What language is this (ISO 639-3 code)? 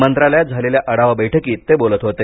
mar